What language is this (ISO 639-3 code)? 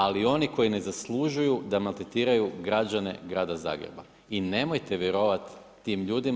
hrv